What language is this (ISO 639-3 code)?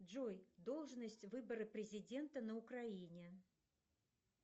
rus